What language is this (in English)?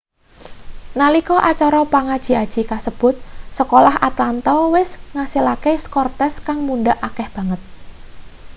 Javanese